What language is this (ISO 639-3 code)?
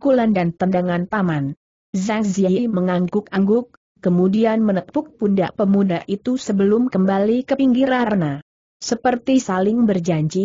ind